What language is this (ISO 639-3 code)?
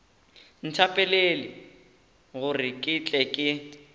nso